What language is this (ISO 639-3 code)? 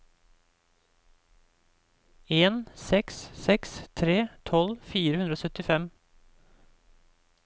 nor